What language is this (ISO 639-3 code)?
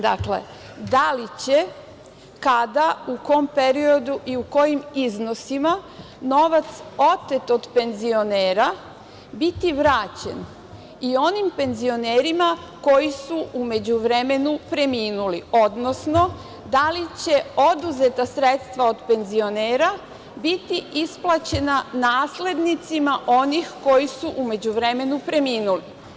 srp